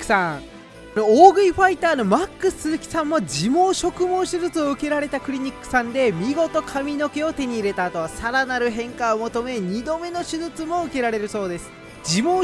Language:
Japanese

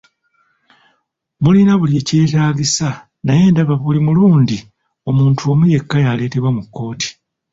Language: Ganda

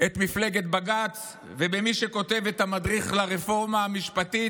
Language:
Hebrew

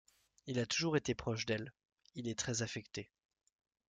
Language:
French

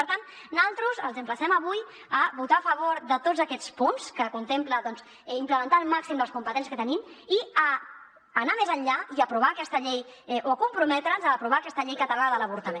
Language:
Catalan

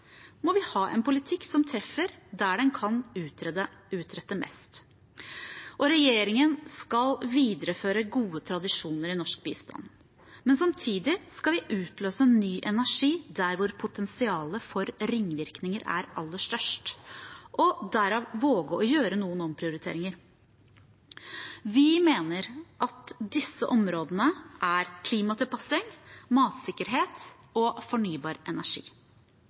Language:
Norwegian Bokmål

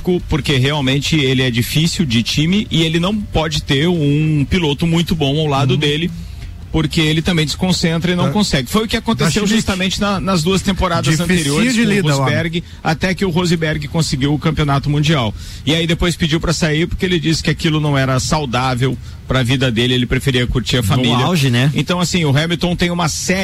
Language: Portuguese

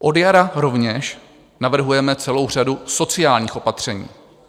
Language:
Czech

